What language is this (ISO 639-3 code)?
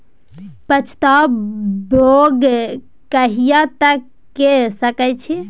mai